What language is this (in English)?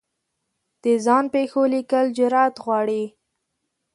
Pashto